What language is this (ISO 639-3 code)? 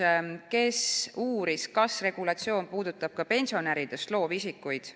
est